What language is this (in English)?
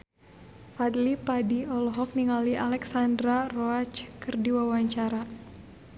Sundanese